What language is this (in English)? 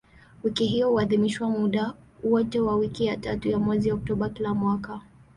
Swahili